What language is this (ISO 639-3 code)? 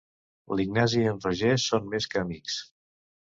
cat